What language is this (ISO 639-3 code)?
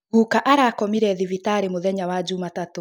kik